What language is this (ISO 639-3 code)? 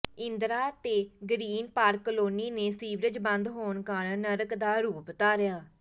pan